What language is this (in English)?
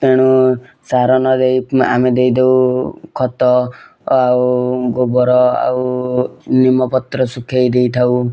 Odia